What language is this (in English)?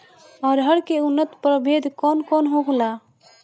Bhojpuri